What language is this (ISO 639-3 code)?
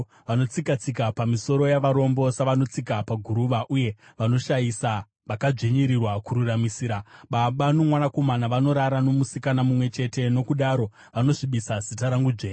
sna